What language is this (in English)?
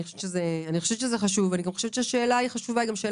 Hebrew